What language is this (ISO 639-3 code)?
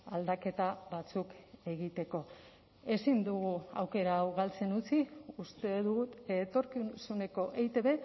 eus